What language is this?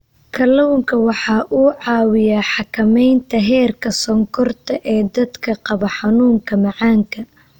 Somali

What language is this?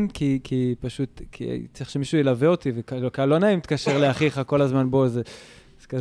Hebrew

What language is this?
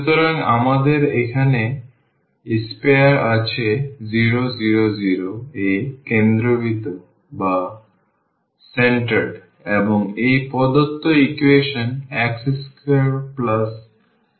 Bangla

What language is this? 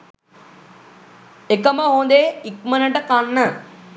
Sinhala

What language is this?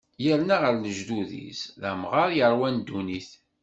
Kabyle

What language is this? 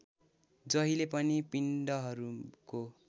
Nepali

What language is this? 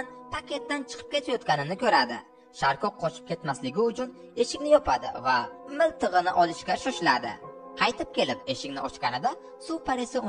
Turkish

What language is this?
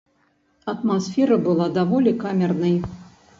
Belarusian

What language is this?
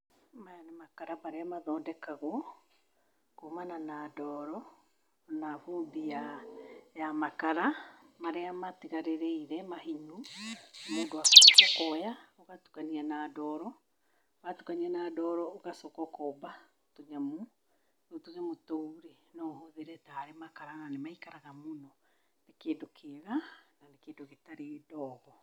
Kikuyu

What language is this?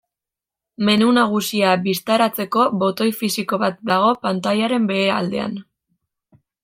Basque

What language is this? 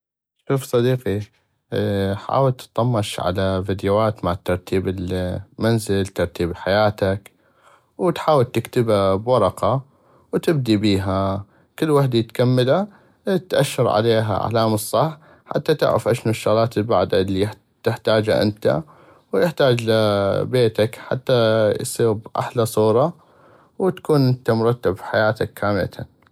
North Mesopotamian Arabic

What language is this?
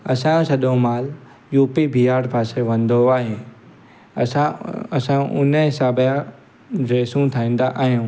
Sindhi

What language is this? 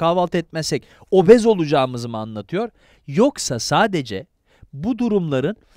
Turkish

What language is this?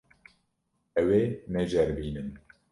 Kurdish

